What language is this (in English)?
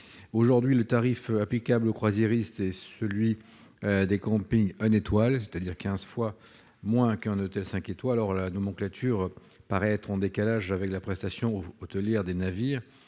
French